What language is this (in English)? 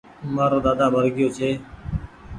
Goaria